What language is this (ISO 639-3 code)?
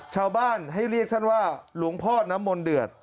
tha